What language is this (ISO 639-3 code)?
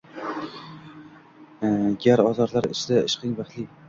uzb